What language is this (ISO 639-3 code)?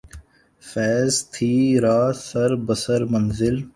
urd